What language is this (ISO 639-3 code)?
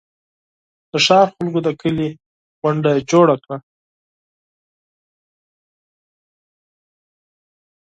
pus